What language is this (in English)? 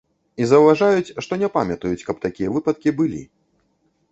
Belarusian